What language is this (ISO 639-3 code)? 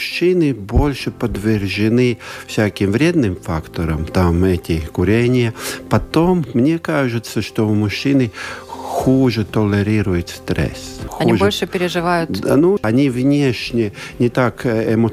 rus